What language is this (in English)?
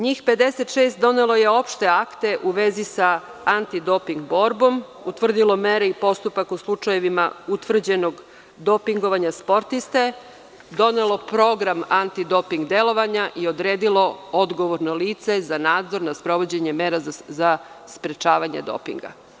Serbian